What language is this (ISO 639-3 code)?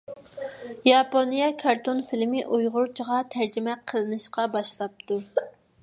uig